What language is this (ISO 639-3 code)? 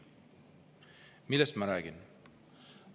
est